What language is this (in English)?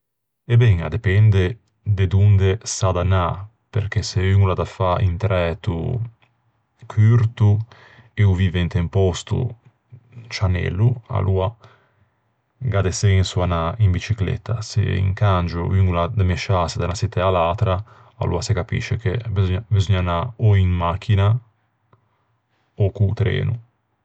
Ligurian